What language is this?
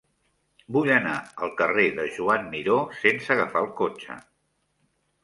Catalan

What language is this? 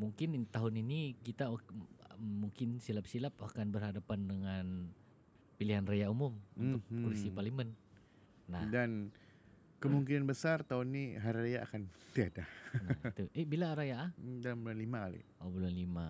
Malay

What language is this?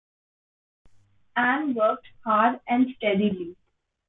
English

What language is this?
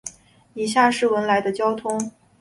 Chinese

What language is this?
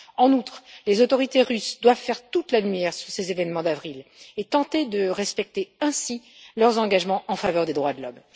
French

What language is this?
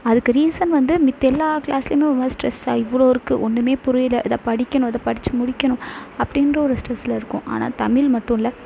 Tamil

